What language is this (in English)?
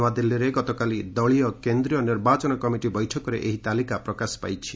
Odia